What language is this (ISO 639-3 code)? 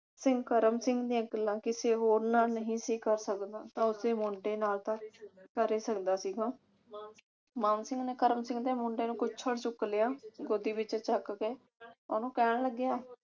pan